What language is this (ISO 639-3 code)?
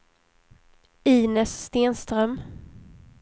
swe